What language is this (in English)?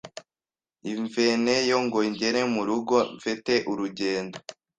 Kinyarwanda